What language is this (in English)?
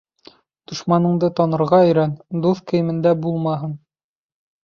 Bashkir